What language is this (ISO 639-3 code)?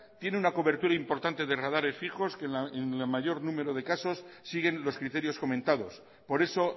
spa